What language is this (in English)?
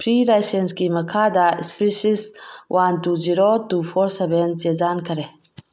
Manipuri